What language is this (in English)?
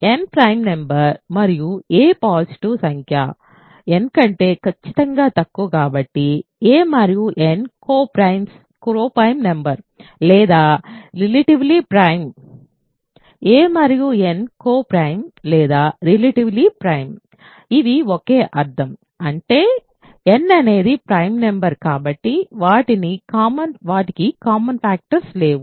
Telugu